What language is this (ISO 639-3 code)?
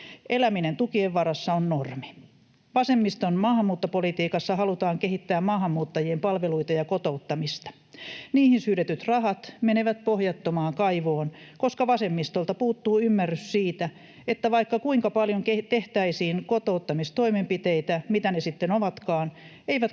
fin